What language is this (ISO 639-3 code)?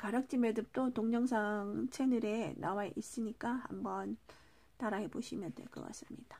kor